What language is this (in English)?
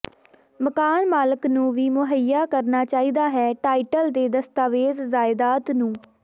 Punjabi